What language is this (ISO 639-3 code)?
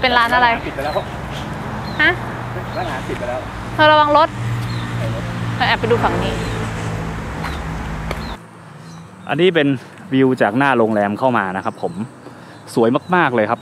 tha